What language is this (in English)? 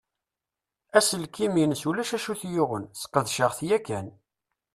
Kabyle